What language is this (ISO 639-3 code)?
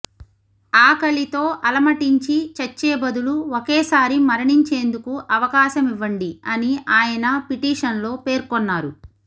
tel